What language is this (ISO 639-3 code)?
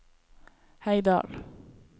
nor